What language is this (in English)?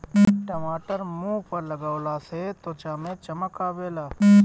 Bhojpuri